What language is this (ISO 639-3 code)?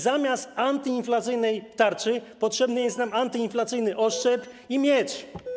pol